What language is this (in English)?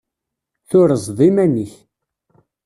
Kabyle